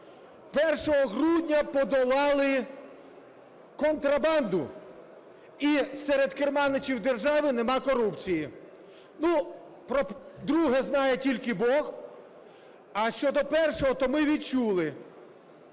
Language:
Ukrainian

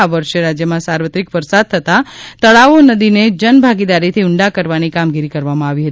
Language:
Gujarati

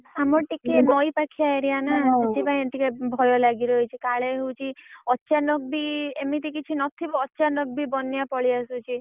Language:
Odia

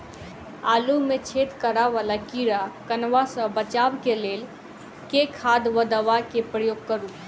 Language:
Maithili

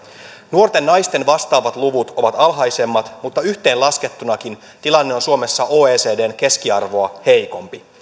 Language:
Finnish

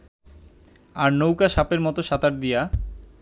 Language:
Bangla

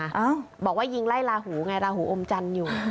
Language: Thai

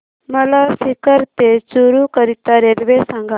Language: Marathi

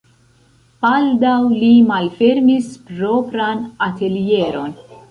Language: Esperanto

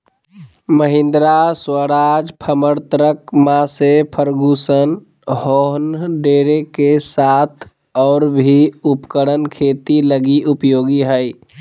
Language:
Magahi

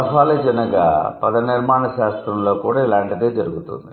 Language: Telugu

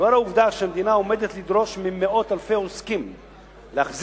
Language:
Hebrew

